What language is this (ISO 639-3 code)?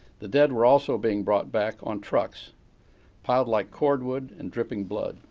eng